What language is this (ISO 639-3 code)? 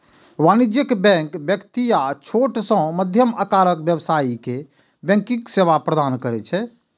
mai